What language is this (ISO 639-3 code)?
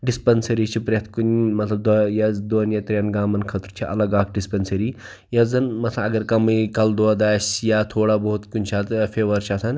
kas